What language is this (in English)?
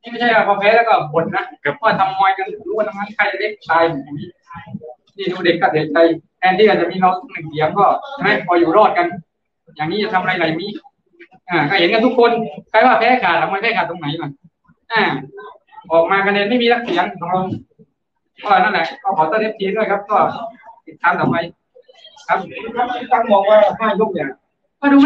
Thai